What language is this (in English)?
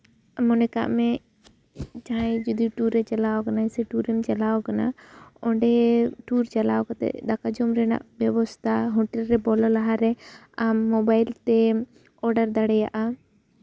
Santali